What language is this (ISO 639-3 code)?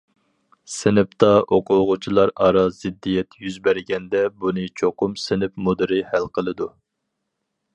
uig